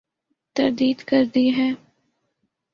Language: Urdu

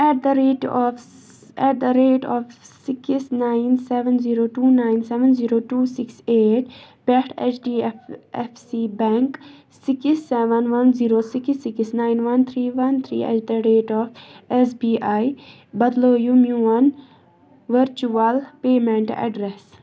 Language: Kashmiri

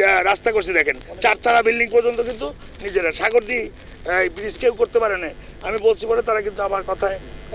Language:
Bangla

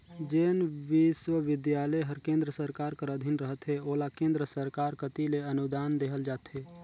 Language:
Chhattisgarhi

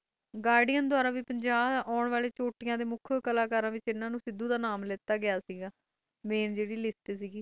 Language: Punjabi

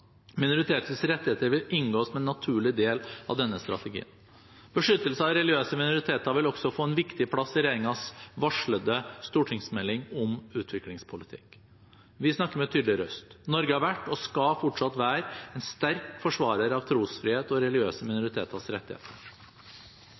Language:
Norwegian Bokmål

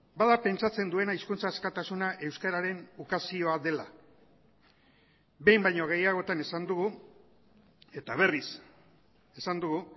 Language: Basque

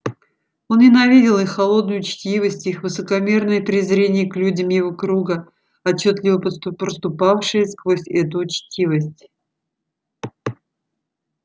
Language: Russian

